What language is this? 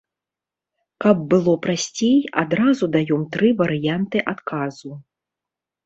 Belarusian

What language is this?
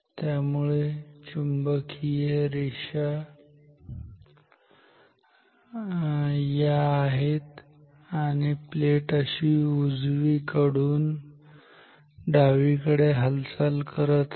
Marathi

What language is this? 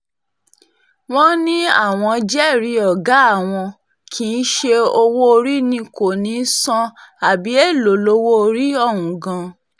Yoruba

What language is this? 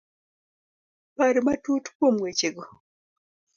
Luo (Kenya and Tanzania)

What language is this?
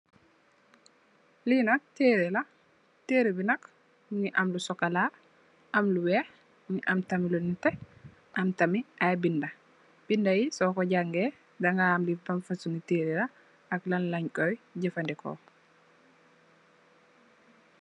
Wolof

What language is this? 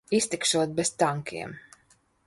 Latvian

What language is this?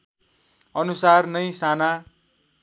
Nepali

